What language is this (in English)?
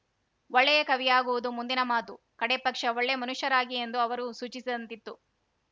Kannada